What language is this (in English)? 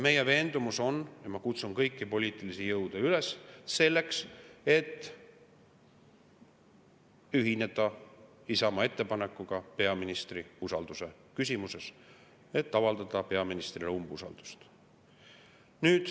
Estonian